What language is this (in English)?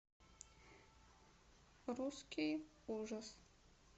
Russian